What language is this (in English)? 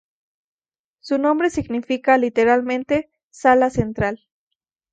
Spanish